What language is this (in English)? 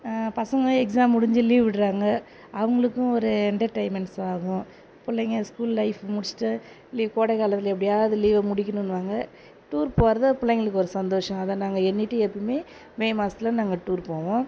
Tamil